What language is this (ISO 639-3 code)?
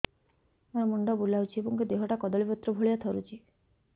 ori